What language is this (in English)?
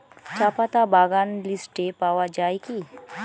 Bangla